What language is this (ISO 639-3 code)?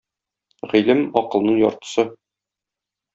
tat